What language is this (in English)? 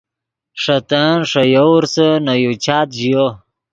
Yidgha